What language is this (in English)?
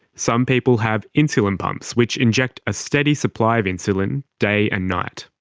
English